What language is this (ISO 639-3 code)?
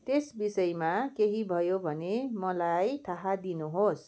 nep